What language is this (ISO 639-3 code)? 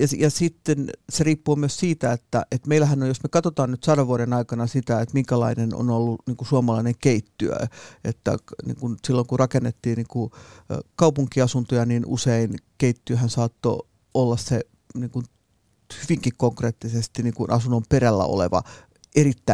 fin